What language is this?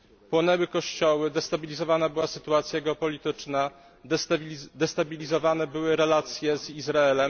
Polish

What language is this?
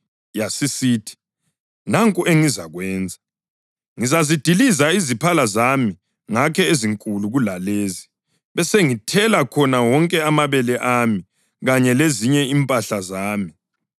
North Ndebele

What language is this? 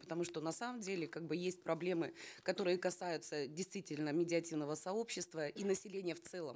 Kazakh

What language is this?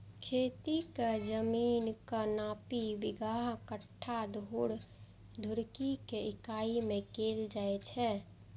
Maithili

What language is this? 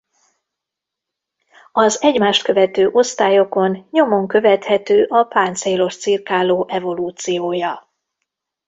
Hungarian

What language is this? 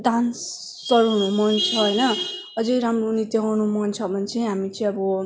Nepali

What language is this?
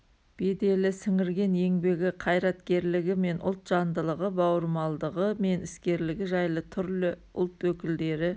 Kazakh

